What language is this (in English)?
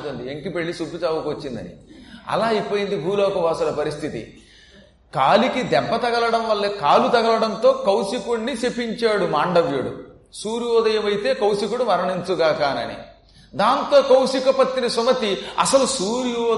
Telugu